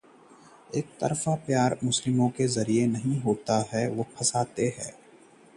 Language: Hindi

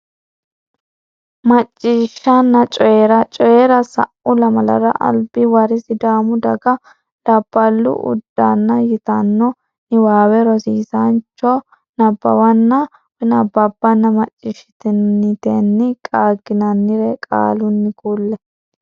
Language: Sidamo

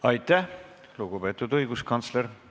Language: Estonian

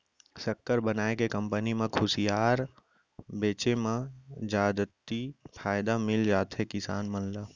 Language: Chhattisgarhi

